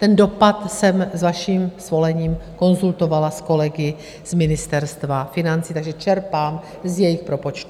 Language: Czech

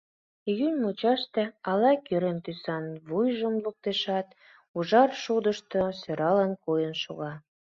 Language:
Mari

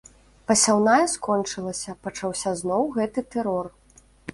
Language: Belarusian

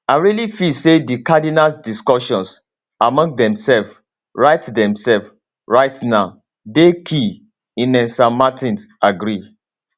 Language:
Nigerian Pidgin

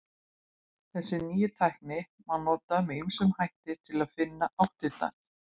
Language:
Icelandic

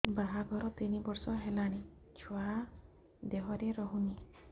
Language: Odia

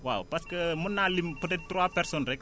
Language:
Wolof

